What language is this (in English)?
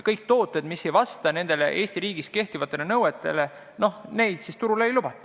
Estonian